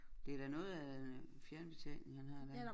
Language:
Danish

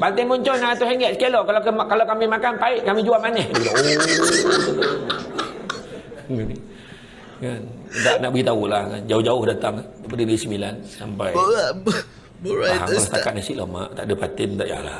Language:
Malay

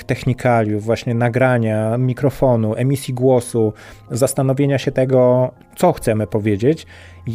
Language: Polish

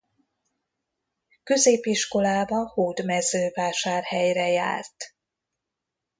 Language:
Hungarian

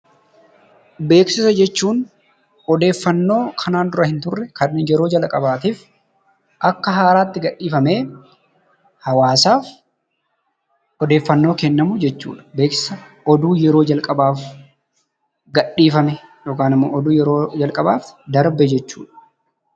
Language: Oromo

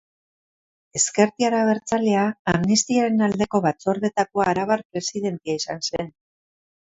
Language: Basque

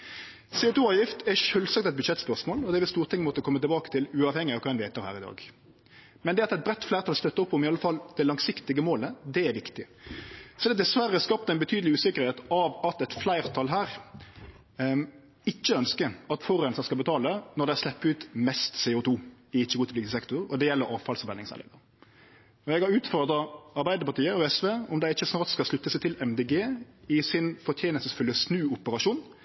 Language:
Norwegian Nynorsk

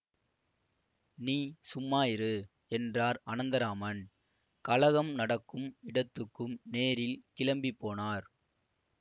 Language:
Tamil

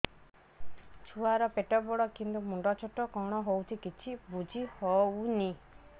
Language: Odia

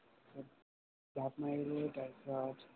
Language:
Assamese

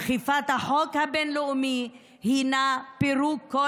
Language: Hebrew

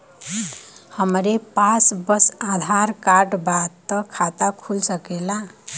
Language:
Bhojpuri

